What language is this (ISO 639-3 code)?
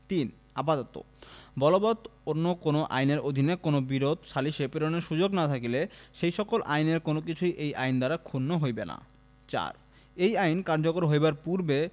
ben